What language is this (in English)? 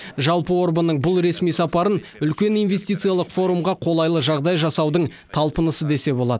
Kazakh